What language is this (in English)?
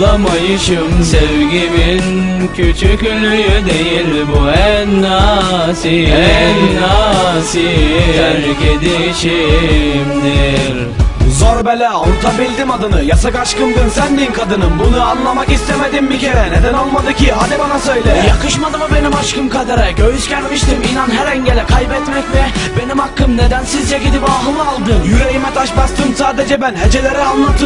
Turkish